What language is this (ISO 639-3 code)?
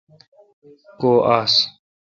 xka